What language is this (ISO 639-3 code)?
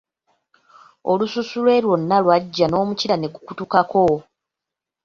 lug